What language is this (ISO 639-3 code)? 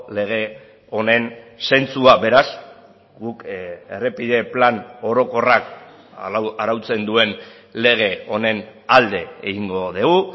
eus